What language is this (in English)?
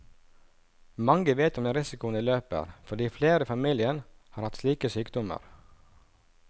Norwegian